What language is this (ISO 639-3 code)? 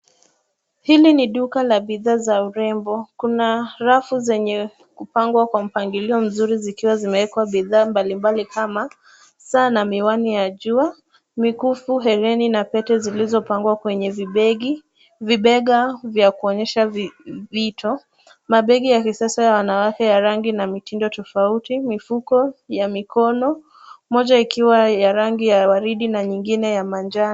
swa